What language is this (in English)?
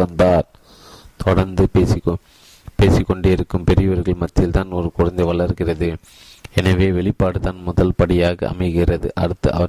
Tamil